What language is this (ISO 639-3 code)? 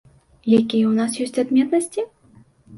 bel